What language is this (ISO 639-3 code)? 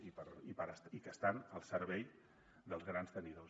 cat